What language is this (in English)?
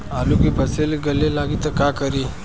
Bhojpuri